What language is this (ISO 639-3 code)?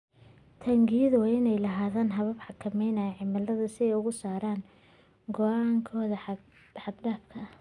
som